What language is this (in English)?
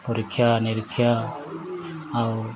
Odia